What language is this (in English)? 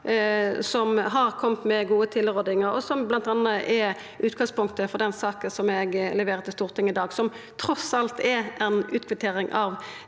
Norwegian